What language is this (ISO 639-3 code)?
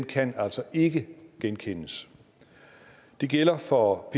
dan